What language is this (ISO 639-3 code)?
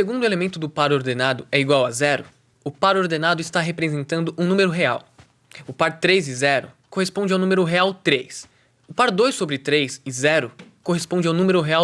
por